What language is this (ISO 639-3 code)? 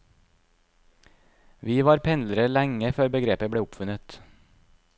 nor